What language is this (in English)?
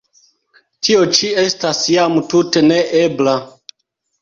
Esperanto